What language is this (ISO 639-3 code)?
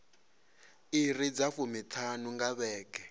ven